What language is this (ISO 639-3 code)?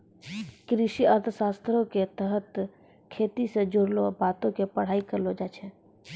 mai